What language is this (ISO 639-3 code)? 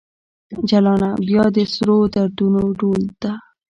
pus